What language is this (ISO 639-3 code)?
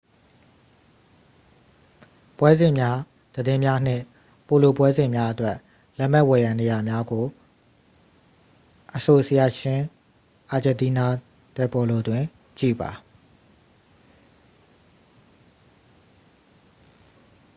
mya